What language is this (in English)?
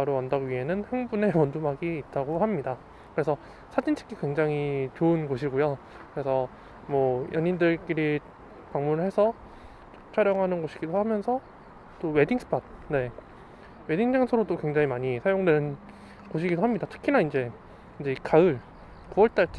Korean